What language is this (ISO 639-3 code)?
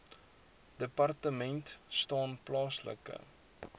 afr